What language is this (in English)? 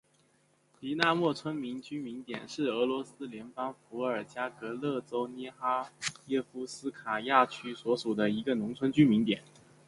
Chinese